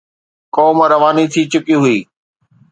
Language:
Sindhi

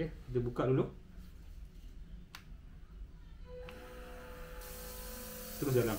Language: Malay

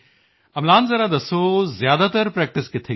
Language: Punjabi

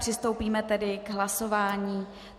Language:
Czech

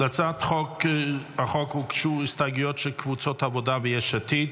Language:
Hebrew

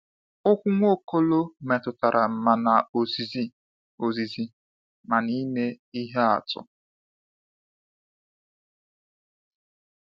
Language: Igbo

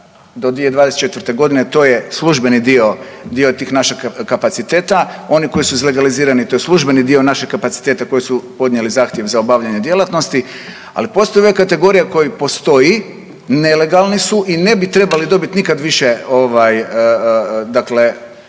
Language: Croatian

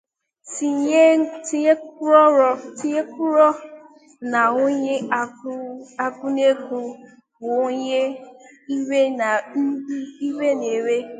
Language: Igbo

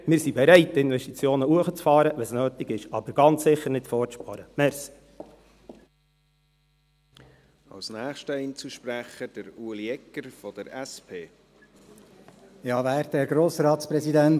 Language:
Swiss German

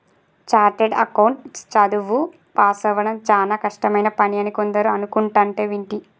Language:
Telugu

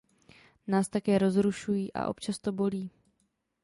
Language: Czech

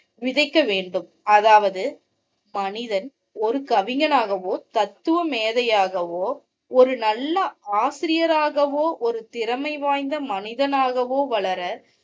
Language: Tamil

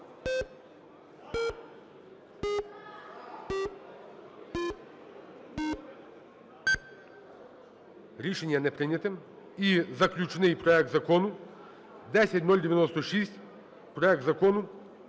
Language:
Ukrainian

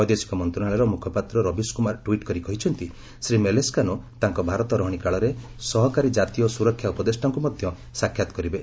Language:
Odia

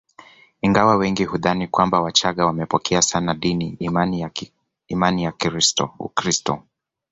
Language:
Swahili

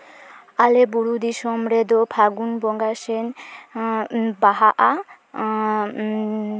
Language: Santali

